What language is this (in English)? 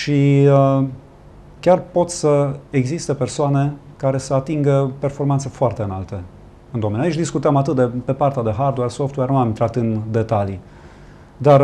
Romanian